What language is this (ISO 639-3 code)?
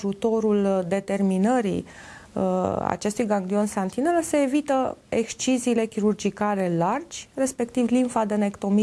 ron